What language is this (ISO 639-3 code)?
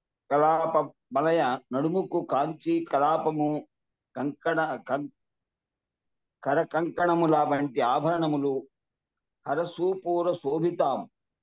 tel